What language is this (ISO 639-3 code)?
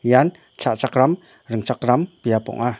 grt